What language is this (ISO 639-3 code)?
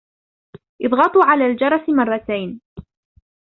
ara